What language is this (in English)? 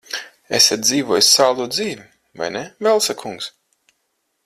Latvian